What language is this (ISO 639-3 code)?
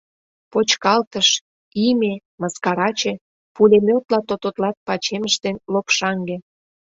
chm